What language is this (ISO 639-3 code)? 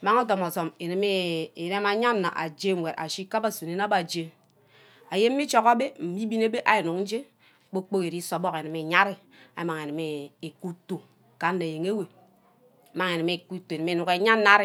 byc